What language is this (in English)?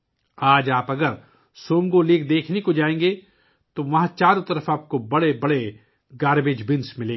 Urdu